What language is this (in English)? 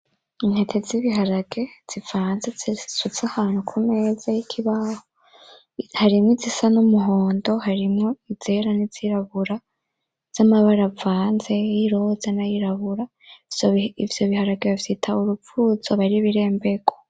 Rundi